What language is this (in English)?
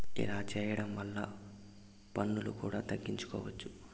Telugu